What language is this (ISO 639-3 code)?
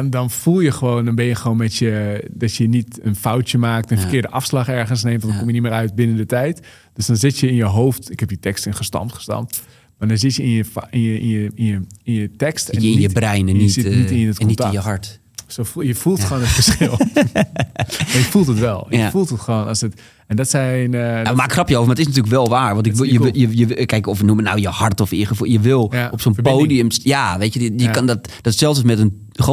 nld